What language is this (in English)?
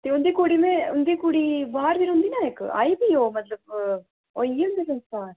Dogri